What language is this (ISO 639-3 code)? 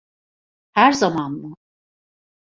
tur